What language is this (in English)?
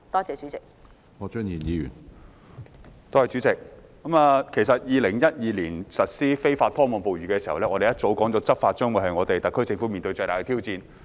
Cantonese